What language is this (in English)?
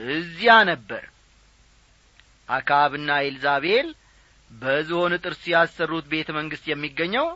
Amharic